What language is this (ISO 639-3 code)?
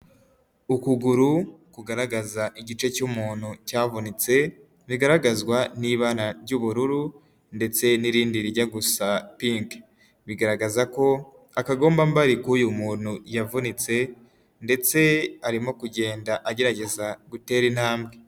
kin